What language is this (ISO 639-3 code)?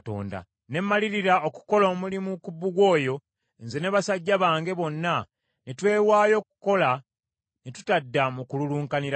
lug